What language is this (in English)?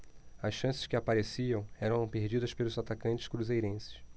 Portuguese